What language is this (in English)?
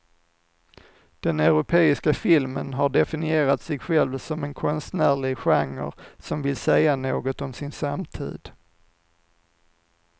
Swedish